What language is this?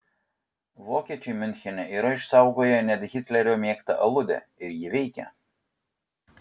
Lithuanian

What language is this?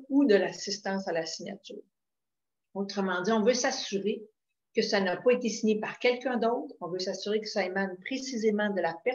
French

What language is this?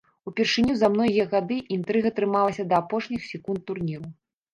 Belarusian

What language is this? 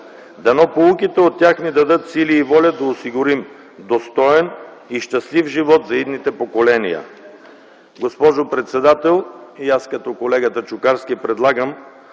Bulgarian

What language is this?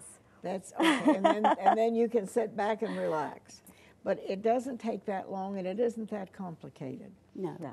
English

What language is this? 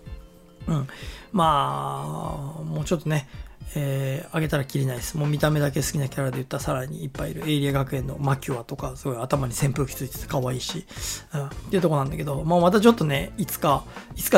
Japanese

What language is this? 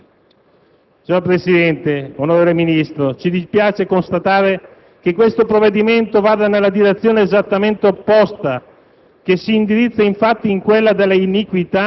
Italian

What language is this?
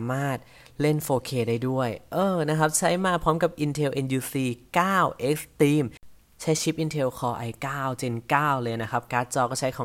Thai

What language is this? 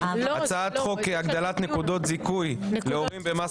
Hebrew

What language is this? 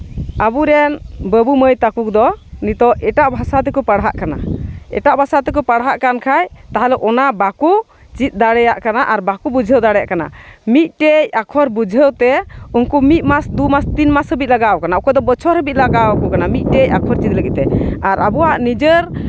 Santali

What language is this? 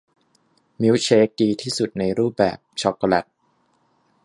Thai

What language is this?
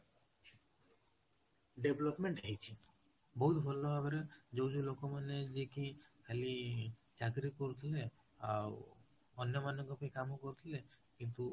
Odia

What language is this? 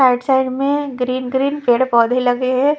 Hindi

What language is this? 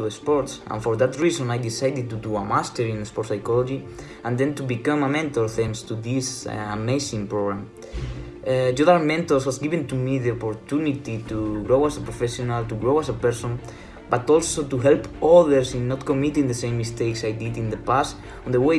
English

